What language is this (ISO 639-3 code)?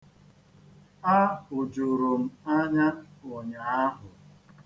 ibo